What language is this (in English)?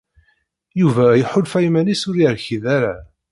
Kabyle